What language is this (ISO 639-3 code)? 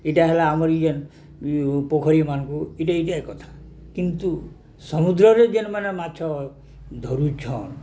ori